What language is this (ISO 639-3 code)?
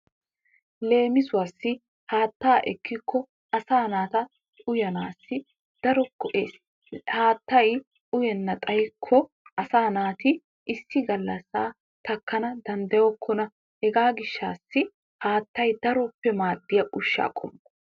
wal